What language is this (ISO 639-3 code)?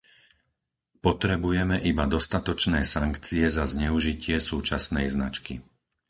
slk